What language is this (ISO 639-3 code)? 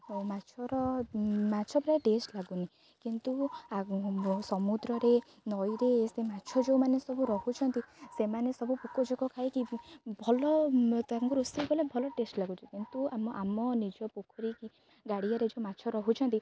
ori